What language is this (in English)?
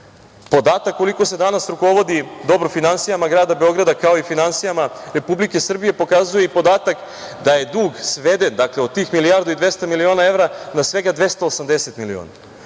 Serbian